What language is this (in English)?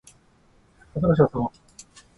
Japanese